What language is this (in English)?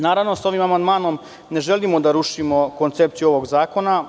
Serbian